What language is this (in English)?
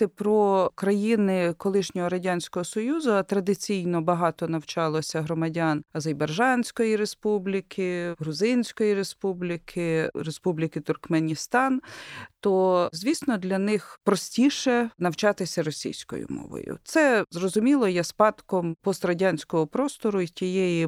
Ukrainian